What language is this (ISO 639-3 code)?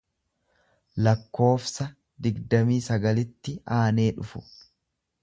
orm